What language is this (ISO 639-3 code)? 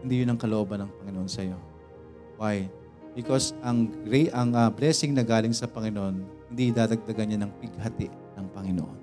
fil